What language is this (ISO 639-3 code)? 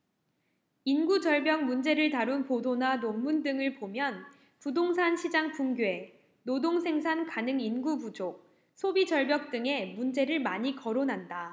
kor